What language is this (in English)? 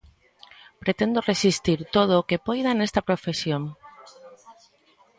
Galician